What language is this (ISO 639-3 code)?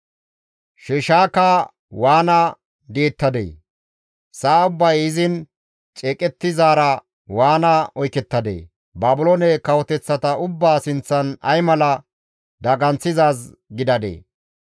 gmv